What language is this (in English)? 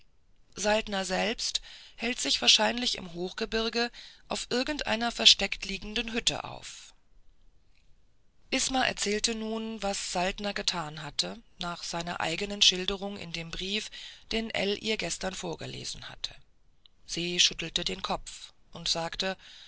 German